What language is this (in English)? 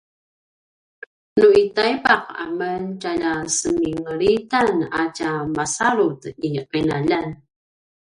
Paiwan